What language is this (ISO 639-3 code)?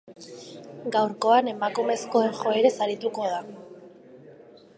eus